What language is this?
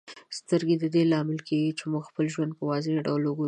Pashto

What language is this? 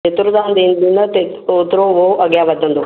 Sindhi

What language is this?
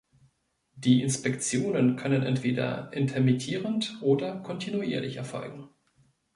German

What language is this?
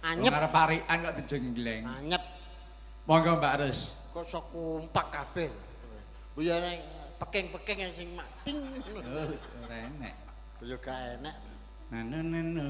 Indonesian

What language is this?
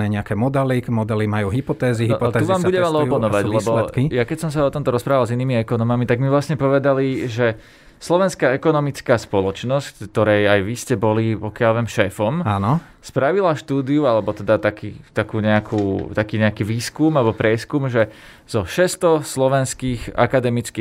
Slovak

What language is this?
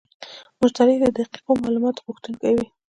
Pashto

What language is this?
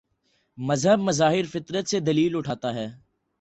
Urdu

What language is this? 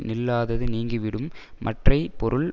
Tamil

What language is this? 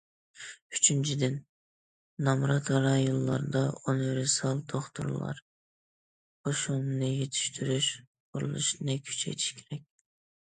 Uyghur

